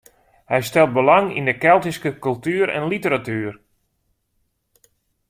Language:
Western Frisian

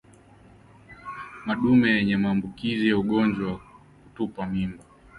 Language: Swahili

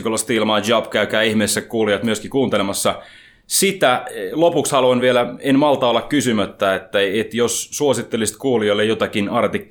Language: Finnish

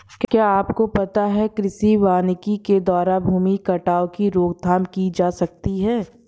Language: Hindi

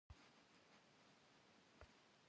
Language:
Kabardian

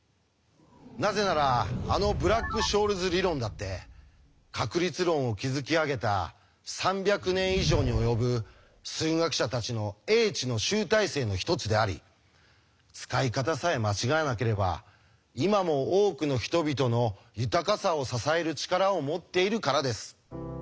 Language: Japanese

